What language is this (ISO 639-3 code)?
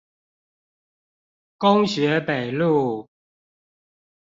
zho